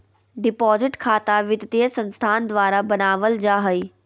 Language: Magahi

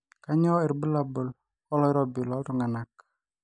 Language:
Masai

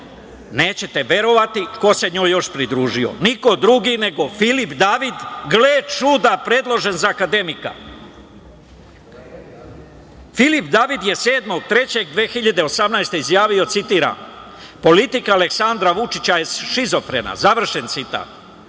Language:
Serbian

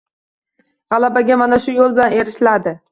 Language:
Uzbek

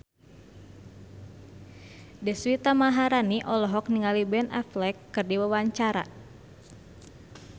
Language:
Sundanese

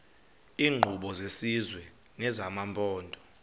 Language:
Xhosa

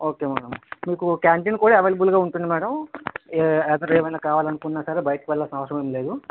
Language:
Telugu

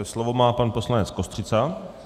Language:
Czech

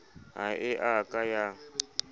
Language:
Southern Sotho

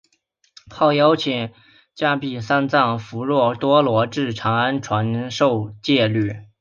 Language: Chinese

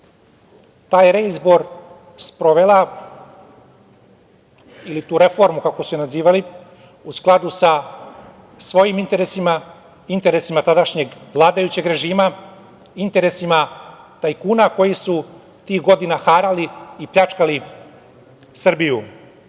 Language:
Serbian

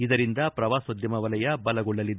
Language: Kannada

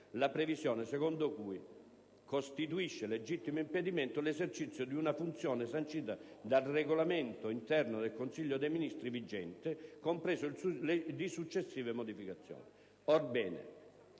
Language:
Italian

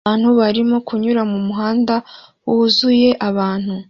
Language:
Kinyarwanda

